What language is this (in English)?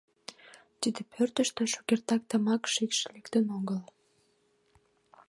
Mari